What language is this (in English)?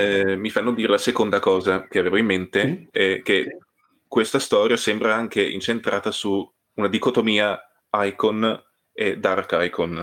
Italian